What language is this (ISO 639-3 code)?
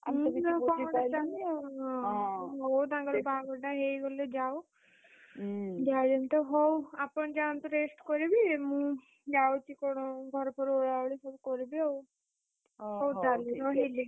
ori